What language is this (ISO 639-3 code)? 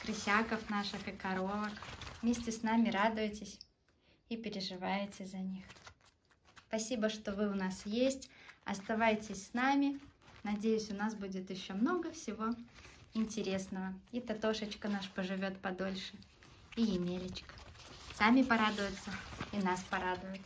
rus